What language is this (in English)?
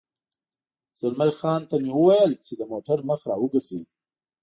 Pashto